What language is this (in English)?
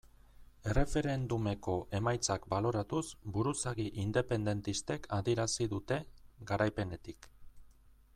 Basque